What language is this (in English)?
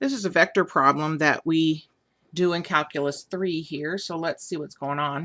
English